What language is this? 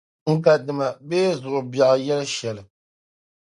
Dagbani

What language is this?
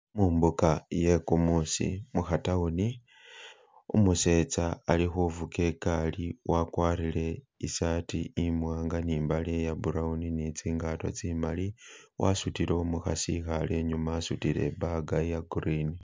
Masaaba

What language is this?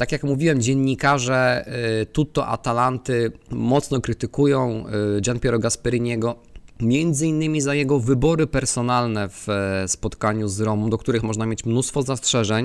Polish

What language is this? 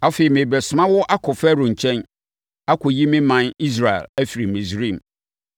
Akan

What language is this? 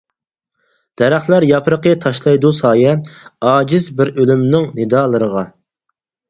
Uyghur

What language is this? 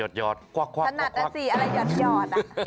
Thai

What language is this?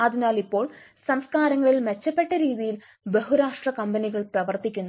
Malayalam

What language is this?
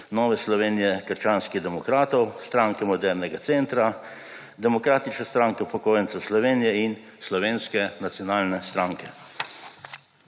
Slovenian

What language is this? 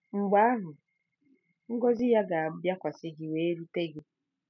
Igbo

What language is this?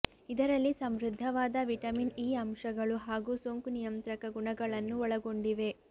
Kannada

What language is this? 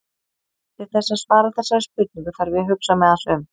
Icelandic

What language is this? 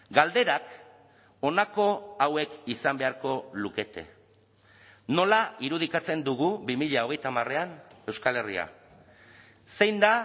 Basque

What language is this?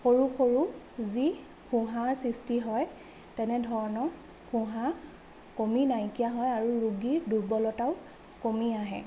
Assamese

